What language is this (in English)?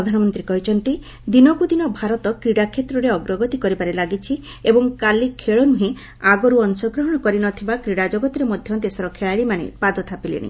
Odia